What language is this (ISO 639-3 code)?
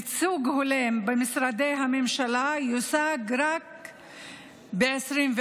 heb